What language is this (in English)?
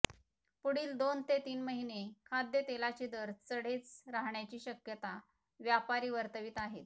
Marathi